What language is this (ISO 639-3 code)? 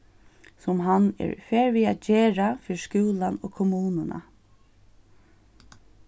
fao